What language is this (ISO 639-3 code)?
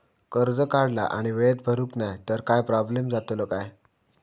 mar